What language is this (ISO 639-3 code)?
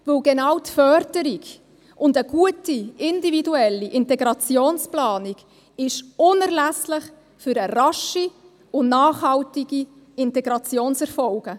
gsw